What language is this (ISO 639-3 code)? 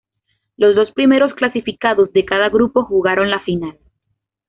spa